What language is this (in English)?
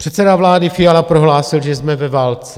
Czech